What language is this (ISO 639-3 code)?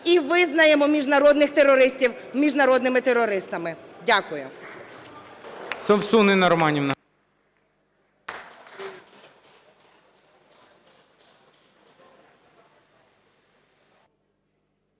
ukr